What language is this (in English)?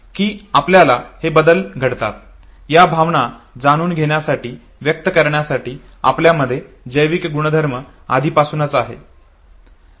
Marathi